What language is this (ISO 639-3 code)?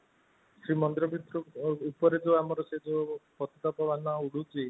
ori